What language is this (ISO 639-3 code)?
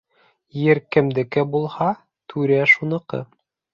bak